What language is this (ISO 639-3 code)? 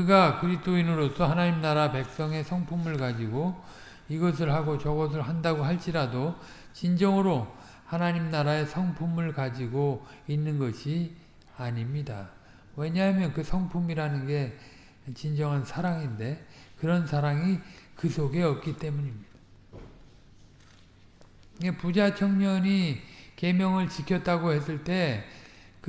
kor